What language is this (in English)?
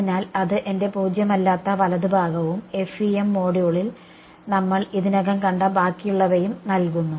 Malayalam